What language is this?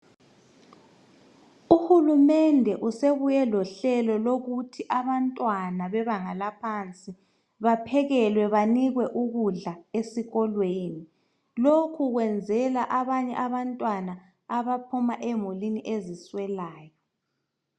North Ndebele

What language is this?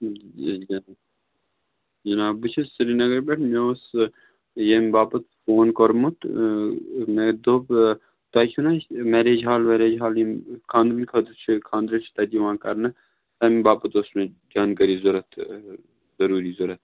Kashmiri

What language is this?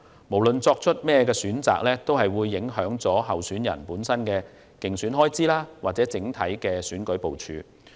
Cantonese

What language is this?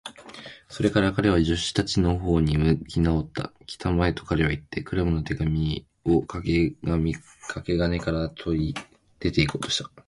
Japanese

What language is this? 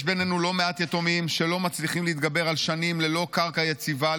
Hebrew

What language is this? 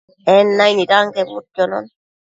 Matsés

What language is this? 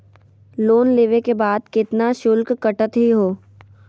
Magahi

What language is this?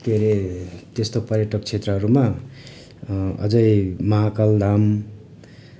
Nepali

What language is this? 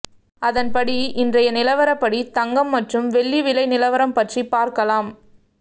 Tamil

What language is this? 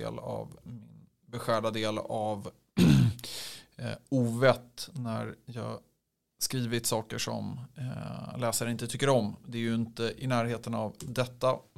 Swedish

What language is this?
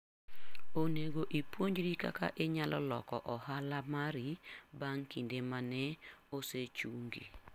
Luo (Kenya and Tanzania)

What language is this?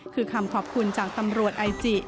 Thai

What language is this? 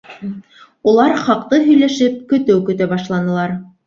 Bashkir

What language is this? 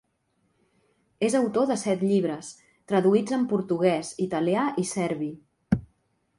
Catalan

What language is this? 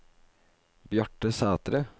Norwegian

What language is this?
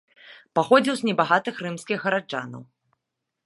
Belarusian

